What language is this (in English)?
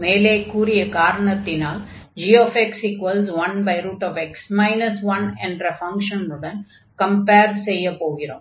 Tamil